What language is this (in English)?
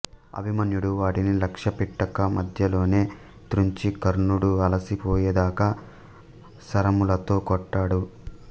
Telugu